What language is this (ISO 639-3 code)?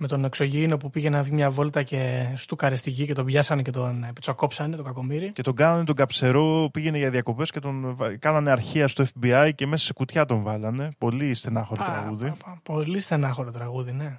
ell